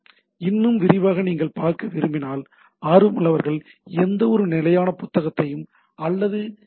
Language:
Tamil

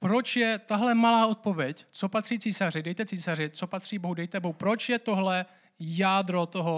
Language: Czech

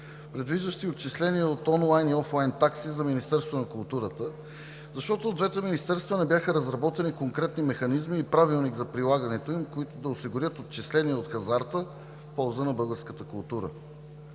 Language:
Bulgarian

